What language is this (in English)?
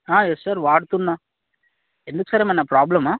Telugu